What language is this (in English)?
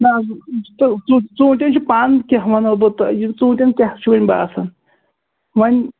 Kashmiri